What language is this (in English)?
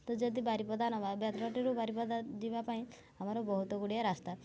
Odia